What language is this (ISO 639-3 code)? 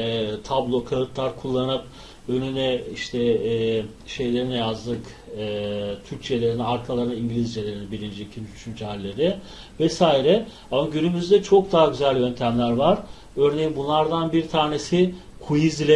tur